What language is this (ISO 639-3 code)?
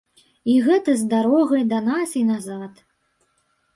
bel